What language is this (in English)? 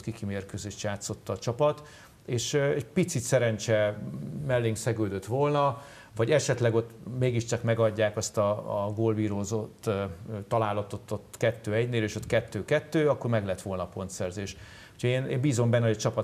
Hungarian